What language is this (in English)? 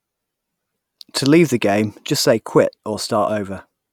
English